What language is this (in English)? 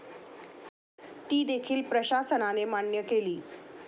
Marathi